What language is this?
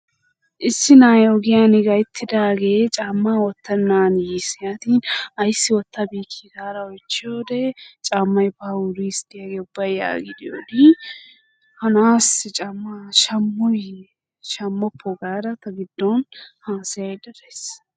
Wolaytta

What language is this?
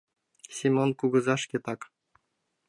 Mari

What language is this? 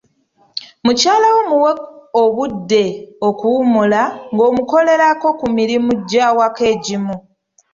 Ganda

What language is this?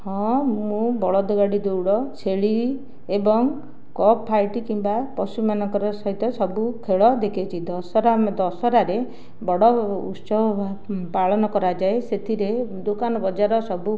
Odia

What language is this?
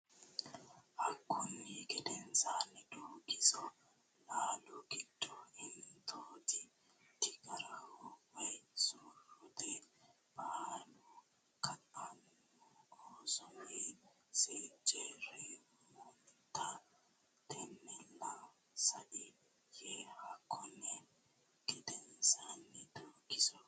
Sidamo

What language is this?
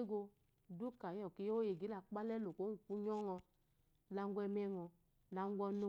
Eloyi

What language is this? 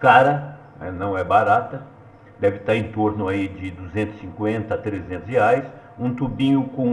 Portuguese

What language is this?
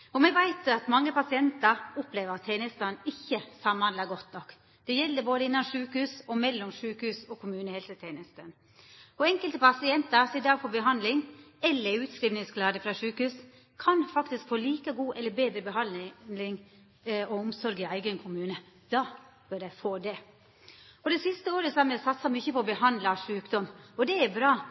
Norwegian Nynorsk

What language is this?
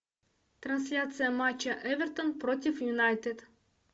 Russian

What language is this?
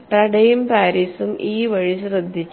Malayalam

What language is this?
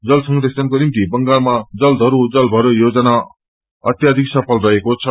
Nepali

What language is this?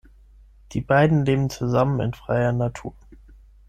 German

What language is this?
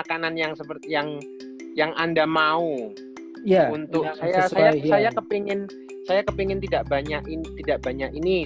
Indonesian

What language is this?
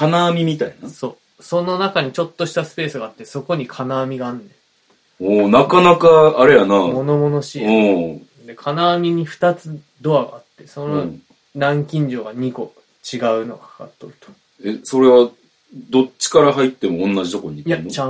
Japanese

